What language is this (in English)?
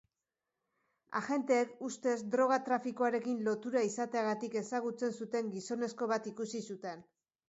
Basque